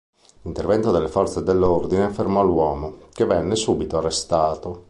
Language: Italian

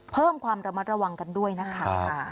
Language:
Thai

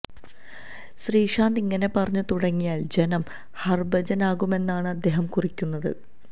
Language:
Malayalam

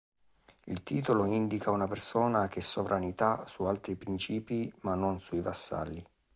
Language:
Italian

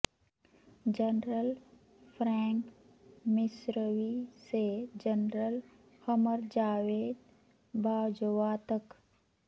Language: Urdu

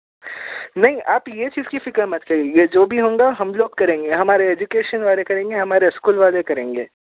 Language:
Urdu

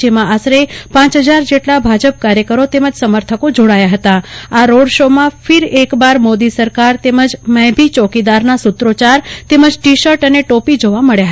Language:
Gujarati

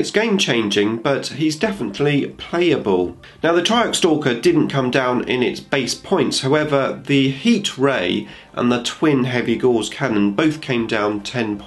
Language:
English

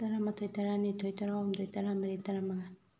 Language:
Manipuri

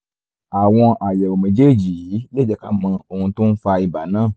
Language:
Yoruba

